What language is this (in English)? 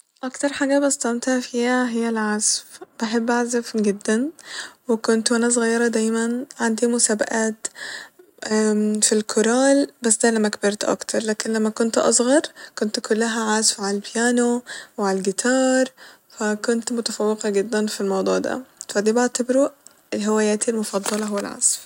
Egyptian Arabic